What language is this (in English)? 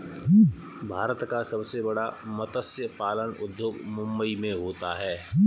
Hindi